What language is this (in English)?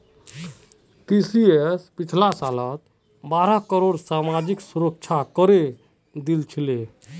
Magahi